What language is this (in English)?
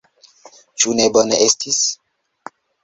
Esperanto